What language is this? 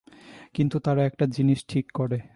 Bangla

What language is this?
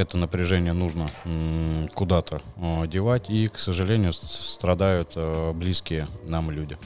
Russian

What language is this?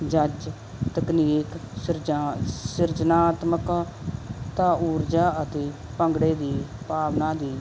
Punjabi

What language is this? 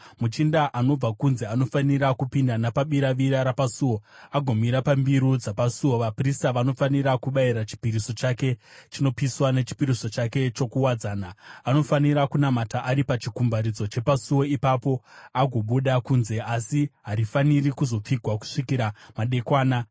Shona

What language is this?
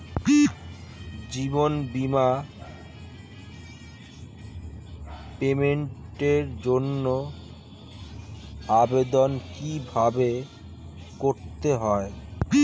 Bangla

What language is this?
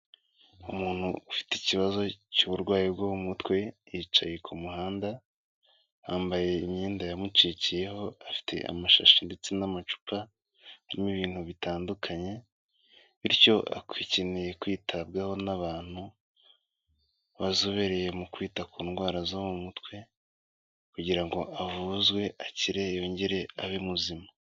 Kinyarwanda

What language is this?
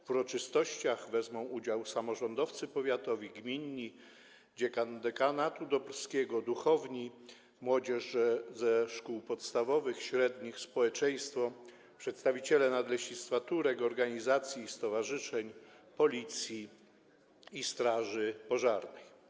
Polish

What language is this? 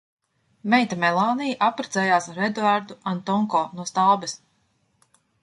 Latvian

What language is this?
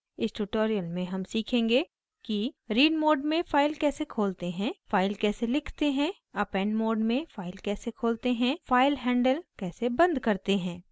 Hindi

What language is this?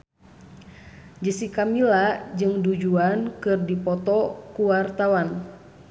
Sundanese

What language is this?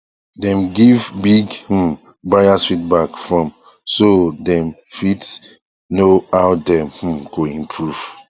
Nigerian Pidgin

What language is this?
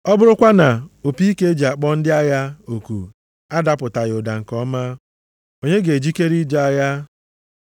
Igbo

